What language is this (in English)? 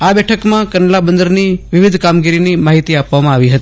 Gujarati